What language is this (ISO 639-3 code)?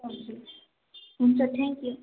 nep